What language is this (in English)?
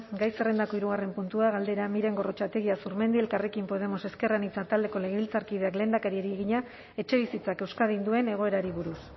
Basque